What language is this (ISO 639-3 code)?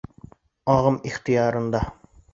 bak